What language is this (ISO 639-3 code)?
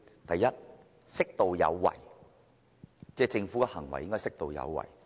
yue